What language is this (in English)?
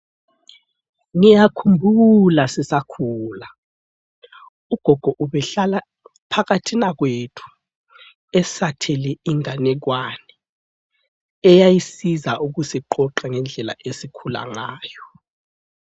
North Ndebele